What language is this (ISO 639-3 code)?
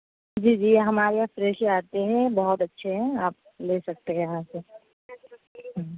urd